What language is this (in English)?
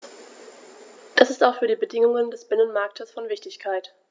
German